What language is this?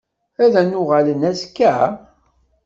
Kabyle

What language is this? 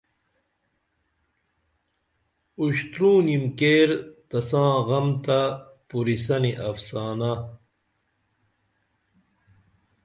Dameli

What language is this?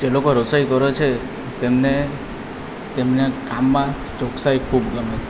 Gujarati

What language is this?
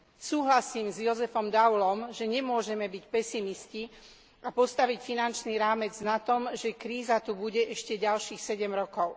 Slovak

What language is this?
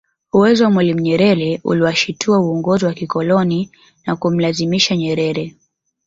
Swahili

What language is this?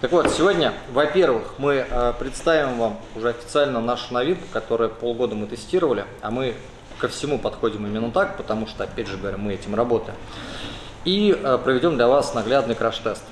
Russian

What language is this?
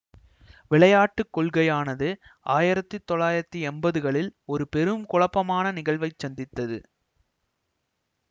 Tamil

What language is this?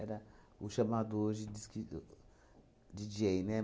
Portuguese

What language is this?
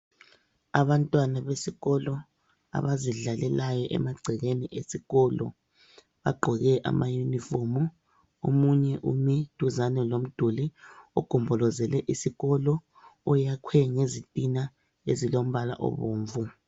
North Ndebele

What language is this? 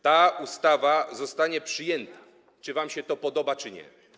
Polish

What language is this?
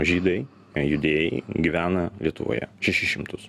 Lithuanian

